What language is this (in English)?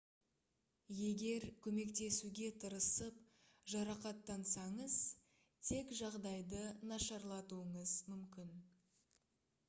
Kazakh